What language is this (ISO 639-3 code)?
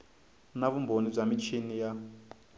tso